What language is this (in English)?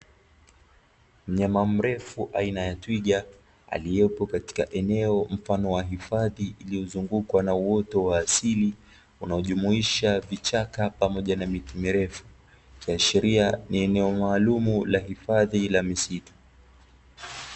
Swahili